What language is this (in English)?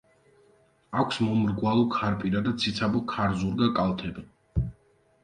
Georgian